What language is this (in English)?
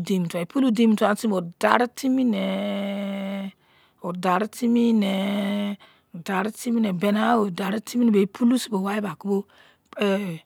Izon